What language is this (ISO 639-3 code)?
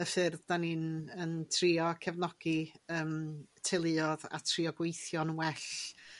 cym